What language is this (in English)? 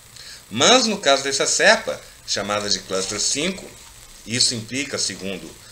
Portuguese